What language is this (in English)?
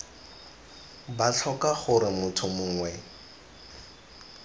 Tswana